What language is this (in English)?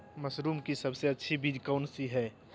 Magahi